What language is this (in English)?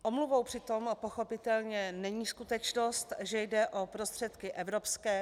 Czech